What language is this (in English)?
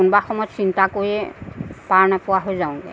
Assamese